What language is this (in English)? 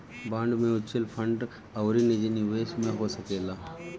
Bhojpuri